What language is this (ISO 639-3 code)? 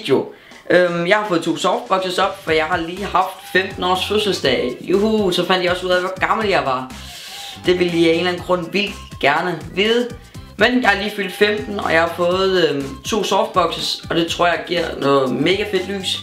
dan